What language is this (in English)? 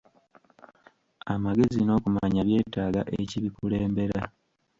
Ganda